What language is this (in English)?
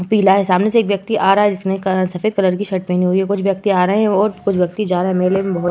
Hindi